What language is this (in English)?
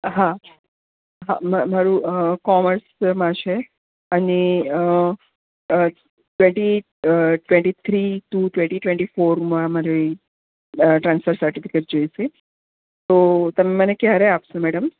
Gujarati